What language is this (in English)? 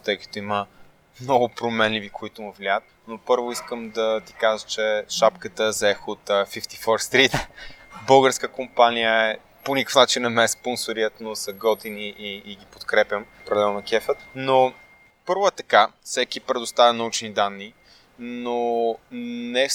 Bulgarian